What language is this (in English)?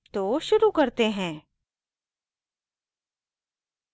Hindi